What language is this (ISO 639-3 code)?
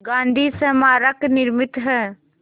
hin